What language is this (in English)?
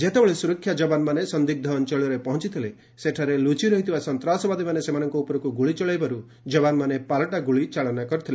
Odia